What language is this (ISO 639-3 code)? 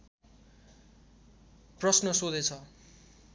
nep